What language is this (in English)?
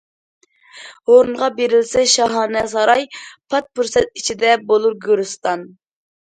Uyghur